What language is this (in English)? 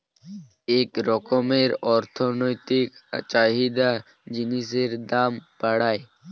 Bangla